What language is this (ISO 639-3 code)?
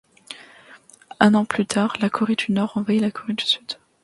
fra